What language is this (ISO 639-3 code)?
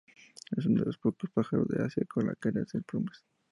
spa